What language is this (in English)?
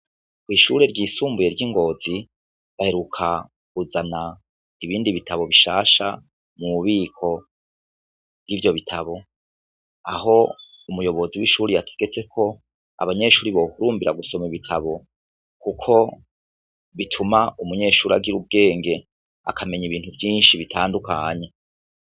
Rundi